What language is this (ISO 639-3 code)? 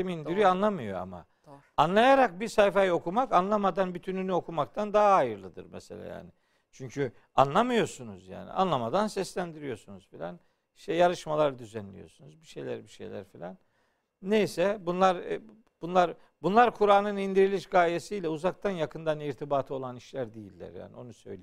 tur